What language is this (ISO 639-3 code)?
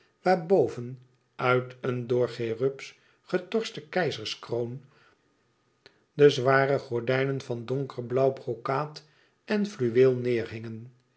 nld